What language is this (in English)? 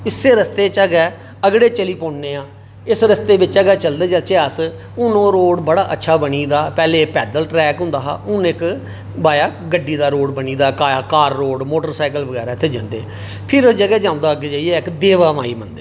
Dogri